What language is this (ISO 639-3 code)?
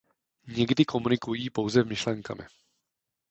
ces